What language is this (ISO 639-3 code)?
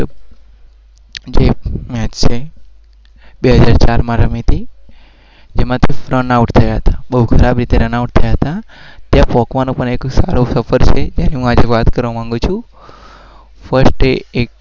guj